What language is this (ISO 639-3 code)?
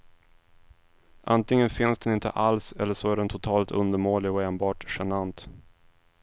swe